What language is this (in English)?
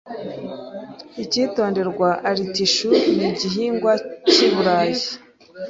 Kinyarwanda